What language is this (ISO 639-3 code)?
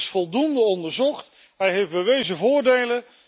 nld